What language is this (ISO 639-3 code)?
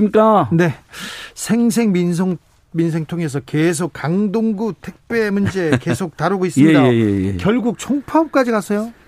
kor